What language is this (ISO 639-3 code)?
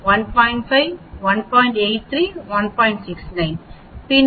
tam